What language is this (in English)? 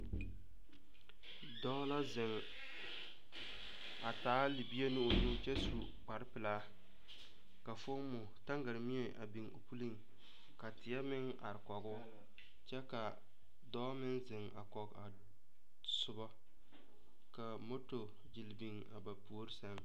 Southern Dagaare